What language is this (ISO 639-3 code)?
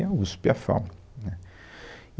por